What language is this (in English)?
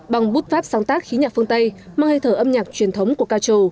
Vietnamese